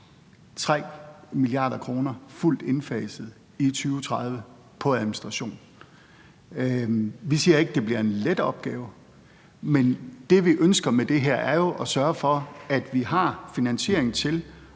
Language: Danish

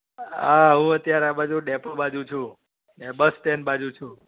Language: Gujarati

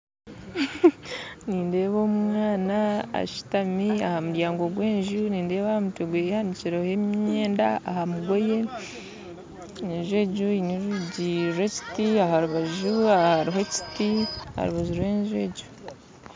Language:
Nyankole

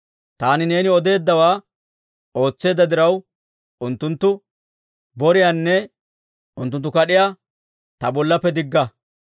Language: Dawro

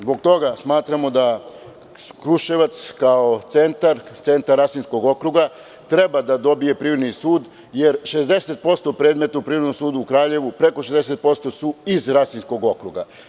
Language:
Serbian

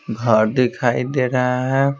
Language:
Hindi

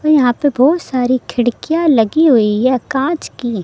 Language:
Hindi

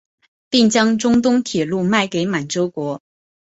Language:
Chinese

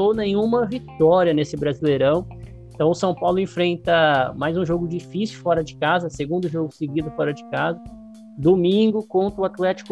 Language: Portuguese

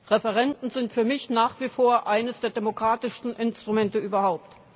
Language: German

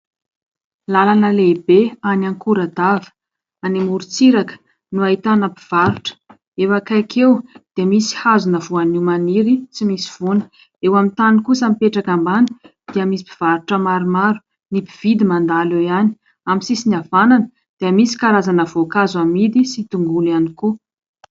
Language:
Malagasy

